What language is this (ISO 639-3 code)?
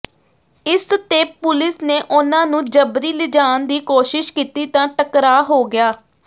pan